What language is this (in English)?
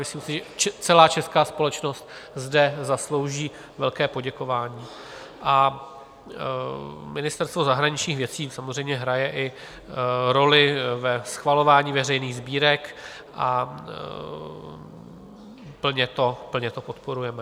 Czech